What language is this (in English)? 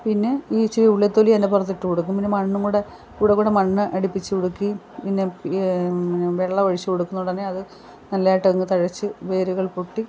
Malayalam